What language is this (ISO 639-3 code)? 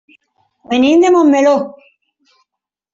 cat